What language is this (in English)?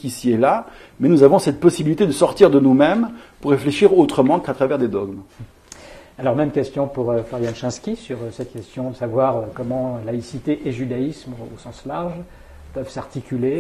French